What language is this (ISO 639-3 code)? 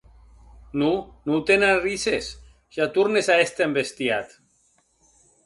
oci